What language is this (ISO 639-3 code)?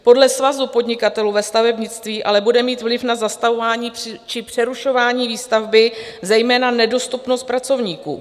ces